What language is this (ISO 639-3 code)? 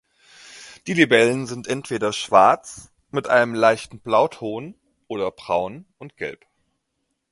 deu